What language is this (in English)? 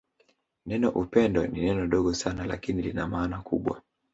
Swahili